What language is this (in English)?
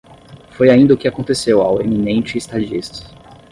Portuguese